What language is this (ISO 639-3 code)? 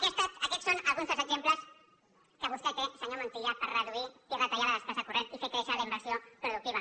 cat